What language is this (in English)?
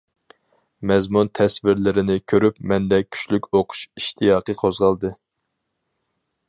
Uyghur